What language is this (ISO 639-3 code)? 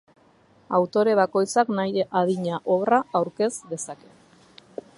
eus